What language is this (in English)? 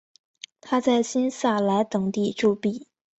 Chinese